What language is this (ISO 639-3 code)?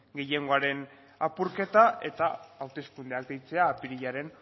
eus